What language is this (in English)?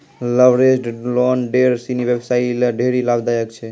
Maithili